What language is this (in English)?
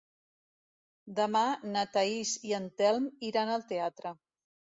Catalan